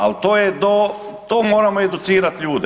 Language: Croatian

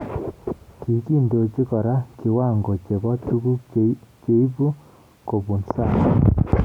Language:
Kalenjin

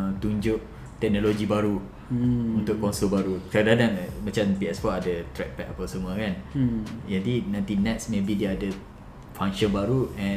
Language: Malay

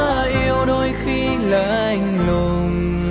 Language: Vietnamese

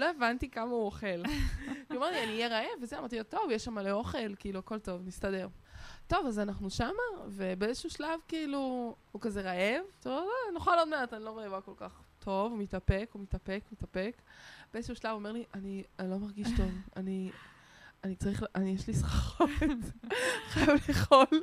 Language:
Hebrew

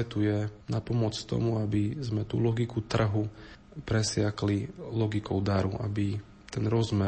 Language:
Slovak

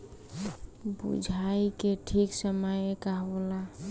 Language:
Bhojpuri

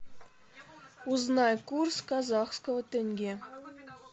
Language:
Russian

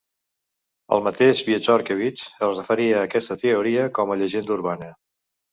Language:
Catalan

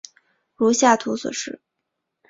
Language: Chinese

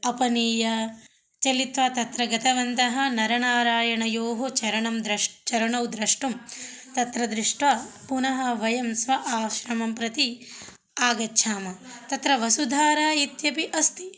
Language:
Sanskrit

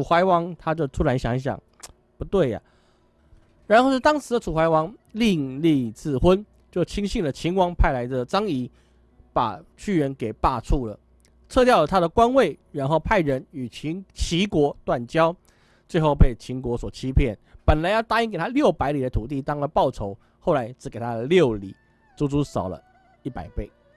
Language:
Chinese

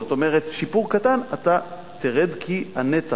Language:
Hebrew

